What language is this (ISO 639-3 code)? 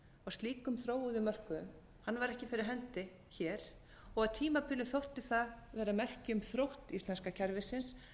isl